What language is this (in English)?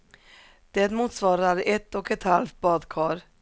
Swedish